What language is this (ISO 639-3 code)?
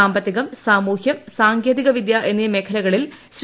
mal